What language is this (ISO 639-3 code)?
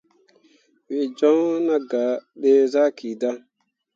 mua